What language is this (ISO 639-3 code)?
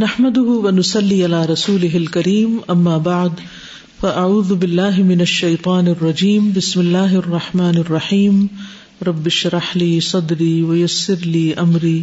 urd